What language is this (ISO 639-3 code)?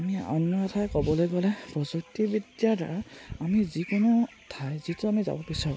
asm